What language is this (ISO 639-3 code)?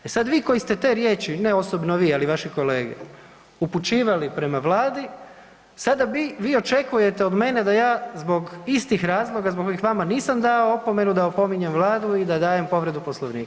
hrv